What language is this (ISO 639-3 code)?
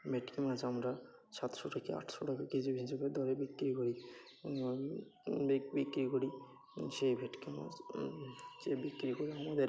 ben